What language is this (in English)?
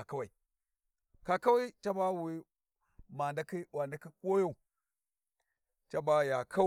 Warji